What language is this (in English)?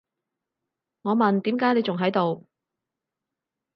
Cantonese